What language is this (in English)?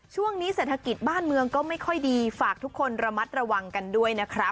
Thai